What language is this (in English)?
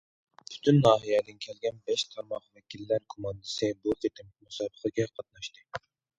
Uyghur